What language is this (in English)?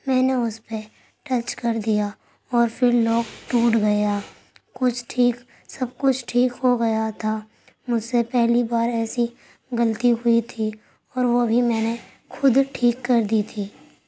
Urdu